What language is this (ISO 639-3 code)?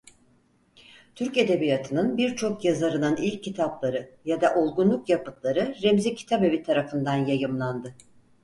tur